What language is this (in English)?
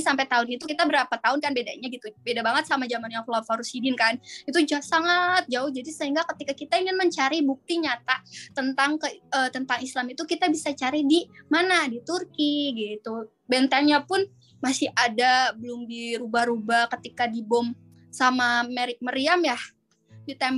Indonesian